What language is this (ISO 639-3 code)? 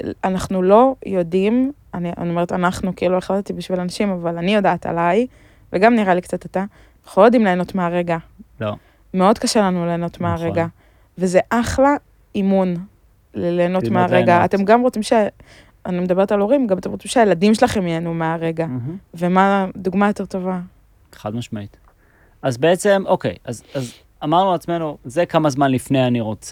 heb